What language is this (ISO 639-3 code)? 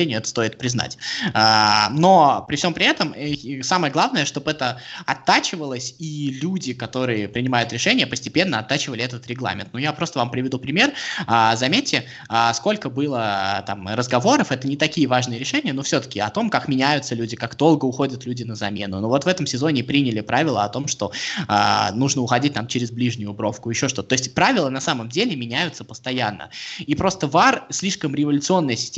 rus